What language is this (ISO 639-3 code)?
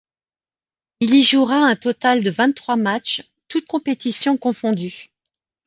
fra